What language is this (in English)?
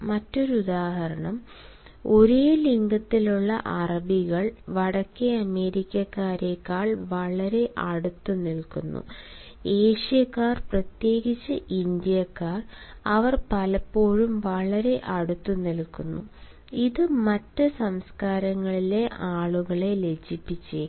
Malayalam